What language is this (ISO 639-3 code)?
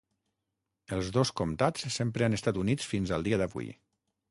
cat